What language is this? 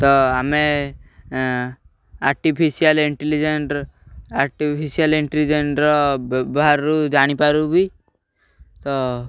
Odia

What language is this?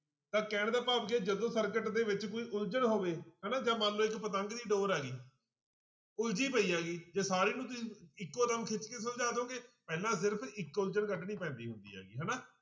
Punjabi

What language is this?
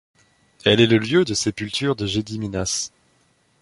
French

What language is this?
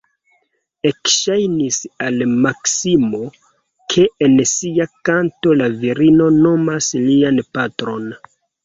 Esperanto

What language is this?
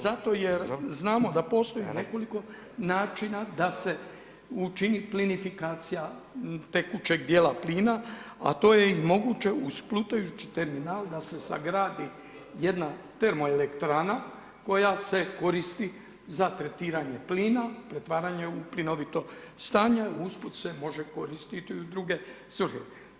Croatian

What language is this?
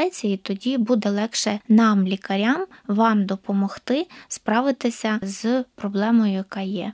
Ukrainian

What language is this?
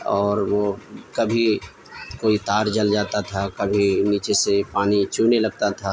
Urdu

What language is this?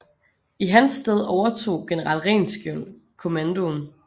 Danish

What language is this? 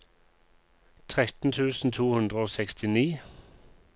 Norwegian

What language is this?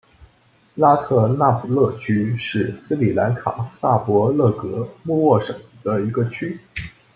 Chinese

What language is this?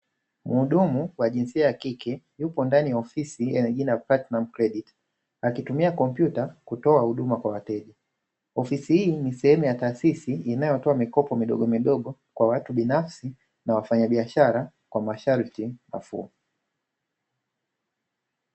Swahili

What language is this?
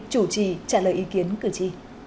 Vietnamese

